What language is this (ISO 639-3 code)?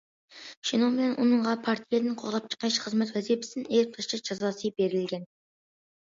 uig